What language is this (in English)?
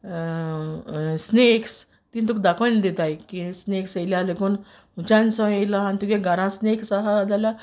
Konkani